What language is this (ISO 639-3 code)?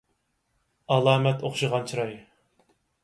uig